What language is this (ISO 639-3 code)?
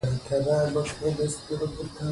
pus